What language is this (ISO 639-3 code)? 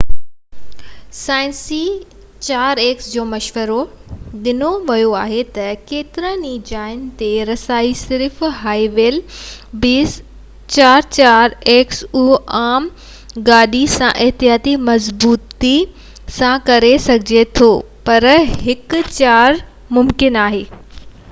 snd